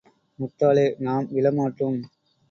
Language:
Tamil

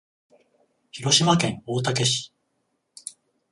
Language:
Japanese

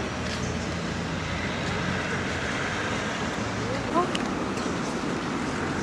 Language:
Korean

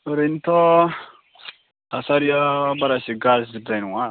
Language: Bodo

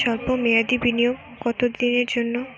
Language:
Bangla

